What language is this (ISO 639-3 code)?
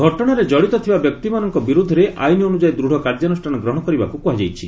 ori